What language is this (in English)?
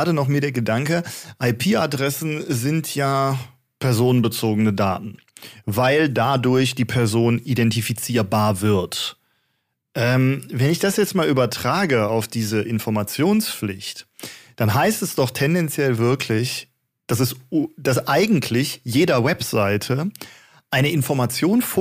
German